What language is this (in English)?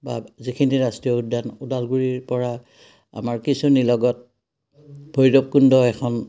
Assamese